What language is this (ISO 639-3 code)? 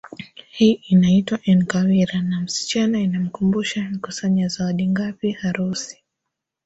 swa